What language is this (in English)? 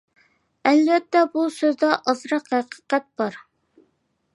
Uyghur